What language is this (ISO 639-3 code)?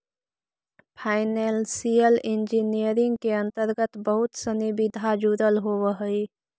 mag